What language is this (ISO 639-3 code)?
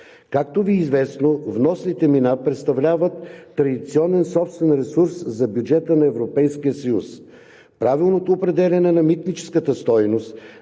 bul